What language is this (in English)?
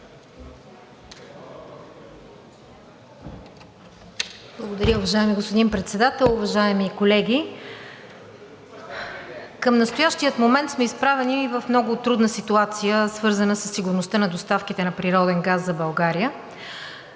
Bulgarian